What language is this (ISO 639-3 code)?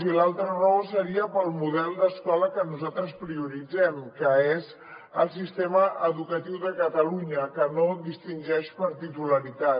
cat